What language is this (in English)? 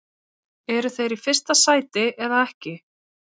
Icelandic